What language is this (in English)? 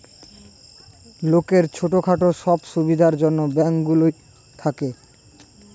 Bangla